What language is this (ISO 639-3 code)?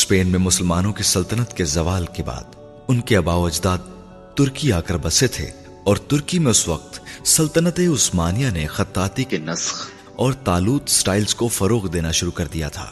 urd